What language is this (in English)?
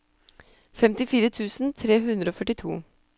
Norwegian